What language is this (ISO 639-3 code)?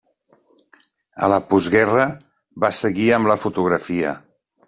cat